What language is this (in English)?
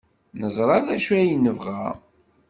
Kabyle